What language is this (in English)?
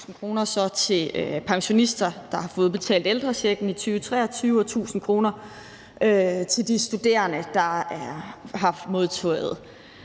Danish